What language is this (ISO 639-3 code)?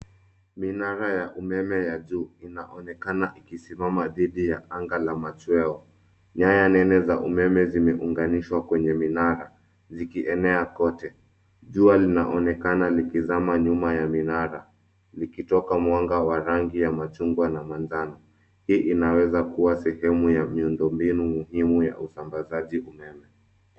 swa